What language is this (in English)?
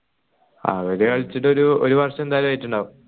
Malayalam